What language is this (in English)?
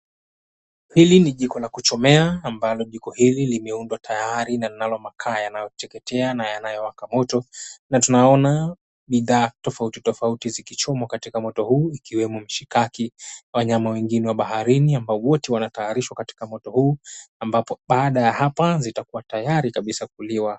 Swahili